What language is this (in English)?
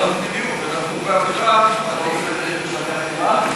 Hebrew